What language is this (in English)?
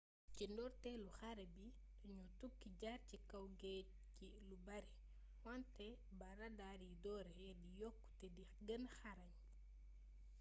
Wolof